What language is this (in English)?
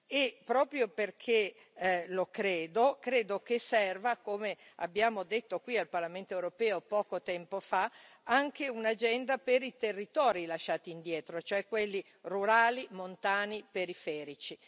Italian